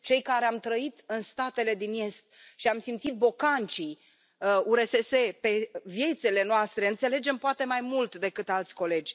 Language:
Romanian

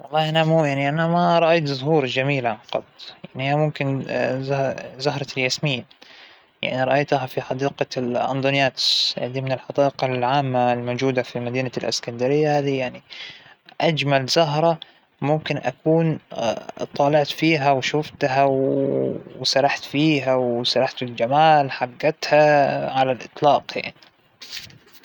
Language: Hijazi Arabic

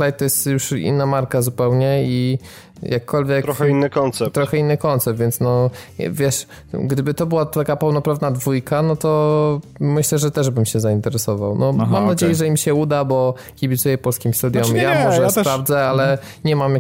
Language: Polish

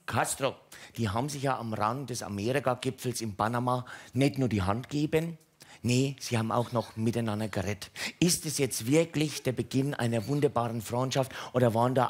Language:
German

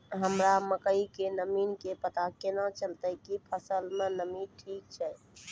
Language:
Maithili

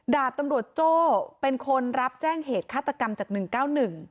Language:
Thai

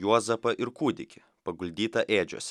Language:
Lithuanian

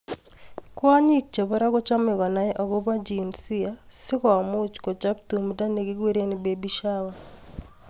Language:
Kalenjin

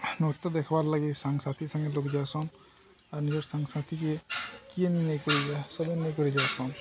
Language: Odia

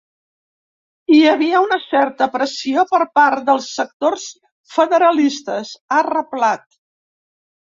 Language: Catalan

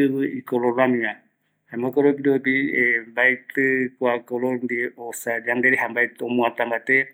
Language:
Eastern Bolivian Guaraní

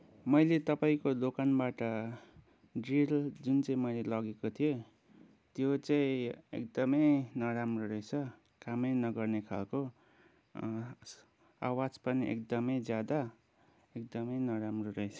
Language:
Nepali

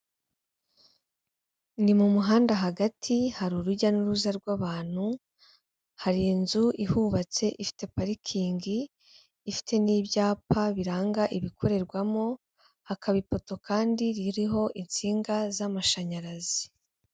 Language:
Kinyarwanda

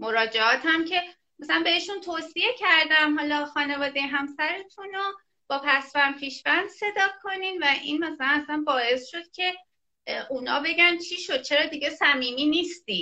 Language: Persian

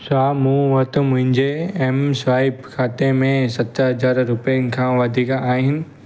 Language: Sindhi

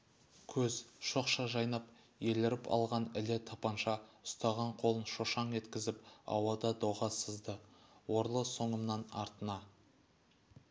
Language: Kazakh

